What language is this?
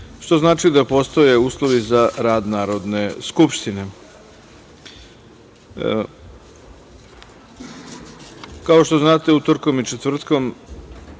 Serbian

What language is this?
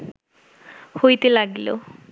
Bangla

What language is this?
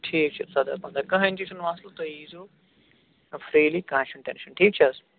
Kashmiri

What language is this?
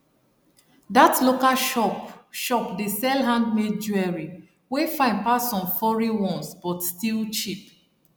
Nigerian Pidgin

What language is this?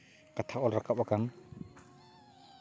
Santali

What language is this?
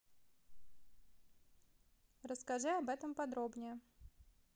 Russian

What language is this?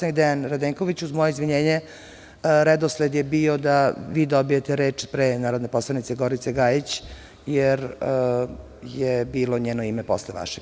Serbian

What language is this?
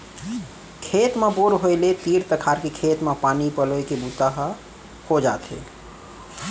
Chhattisgarhi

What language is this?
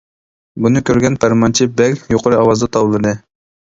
Uyghur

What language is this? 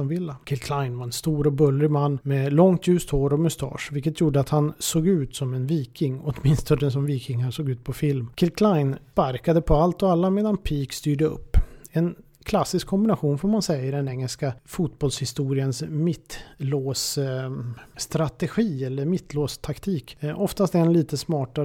Swedish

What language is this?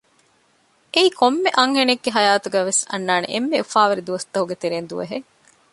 Divehi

